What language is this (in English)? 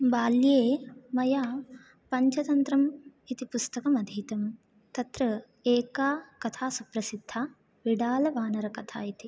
Sanskrit